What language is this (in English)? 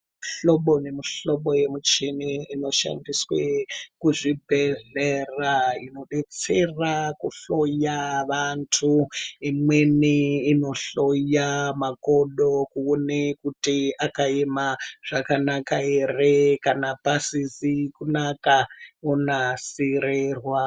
Ndau